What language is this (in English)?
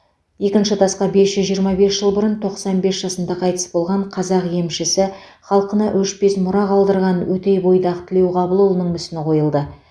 Kazakh